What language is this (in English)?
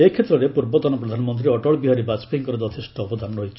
Odia